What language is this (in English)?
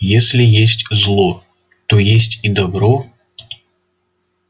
Russian